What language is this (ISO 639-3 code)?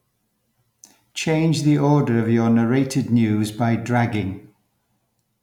eng